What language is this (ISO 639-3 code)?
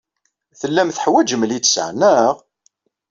kab